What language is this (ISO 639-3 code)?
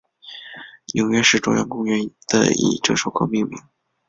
zho